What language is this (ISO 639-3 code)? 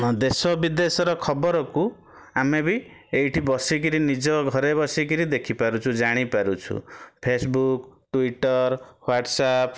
ori